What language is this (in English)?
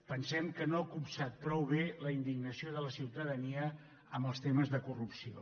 Catalan